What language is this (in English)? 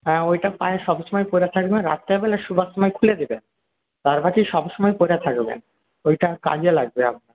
Bangla